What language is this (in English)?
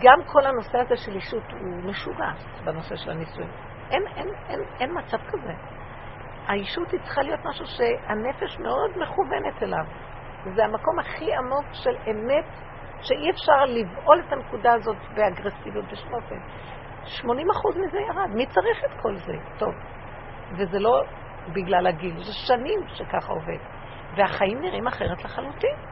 Hebrew